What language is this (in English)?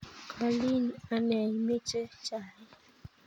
Kalenjin